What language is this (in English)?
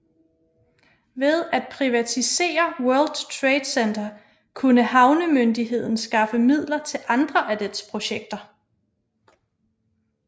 Danish